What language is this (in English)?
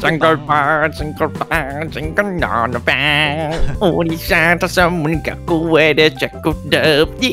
Korean